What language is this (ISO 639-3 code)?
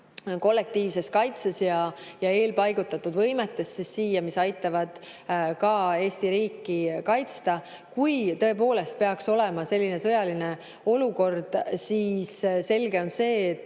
est